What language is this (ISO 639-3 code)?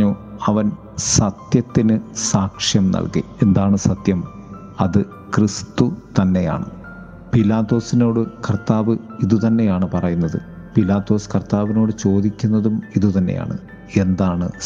mal